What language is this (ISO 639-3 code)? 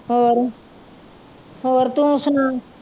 pan